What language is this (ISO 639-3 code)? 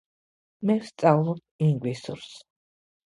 kat